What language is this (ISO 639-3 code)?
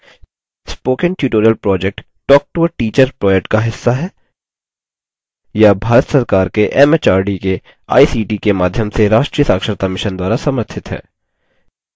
hin